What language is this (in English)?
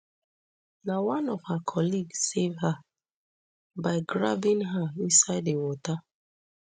Nigerian Pidgin